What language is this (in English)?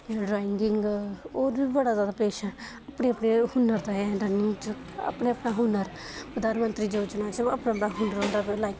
Dogri